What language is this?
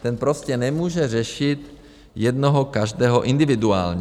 Czech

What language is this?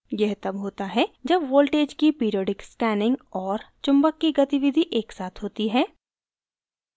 Hindi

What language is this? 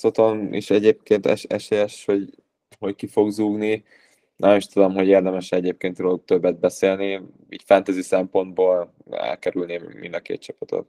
Hungarian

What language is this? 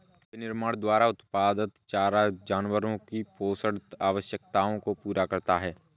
Hindi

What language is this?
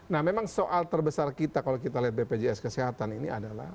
Indonesian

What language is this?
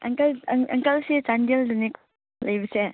Manipuri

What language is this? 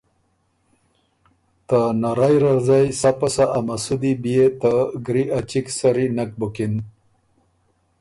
Ormuri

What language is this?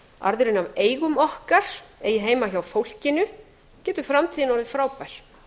Icelandic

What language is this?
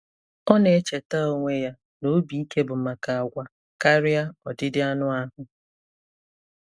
Igbo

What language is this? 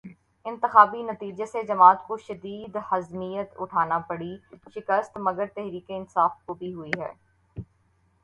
Urdu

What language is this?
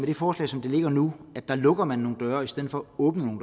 Danish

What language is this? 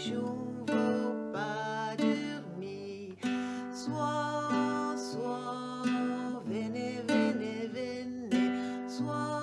French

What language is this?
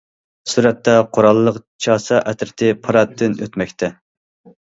Uyghur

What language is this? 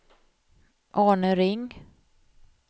Swedish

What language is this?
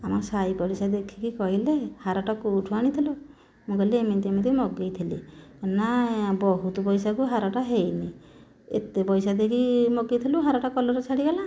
Odia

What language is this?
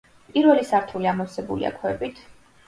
Georgian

